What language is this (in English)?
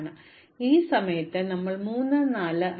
Malayalam